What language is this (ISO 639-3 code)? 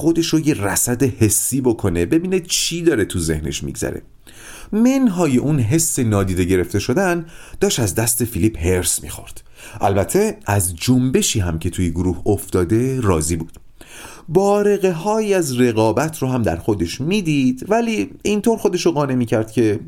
fas